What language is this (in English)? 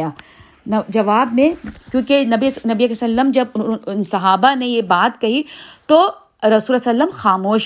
Urdu